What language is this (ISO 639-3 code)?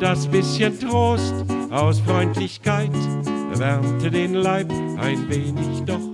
deu